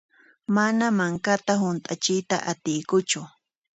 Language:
Puno Quechua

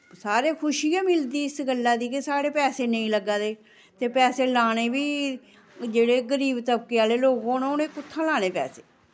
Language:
Dogri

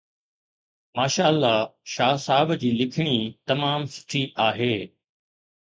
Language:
Sindhi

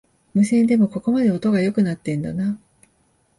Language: Japanese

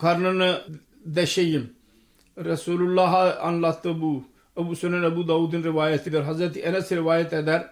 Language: Turkish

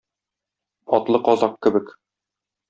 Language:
Tatar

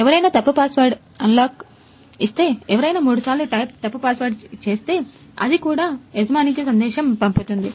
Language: Telugu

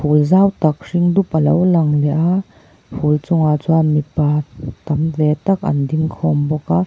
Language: Mizo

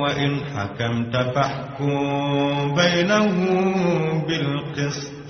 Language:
Arabic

